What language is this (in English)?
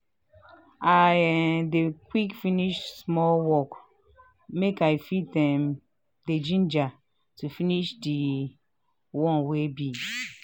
Nigerian Pidgin